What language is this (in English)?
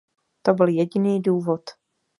Czech